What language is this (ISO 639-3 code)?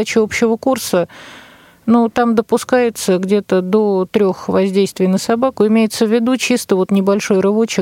rus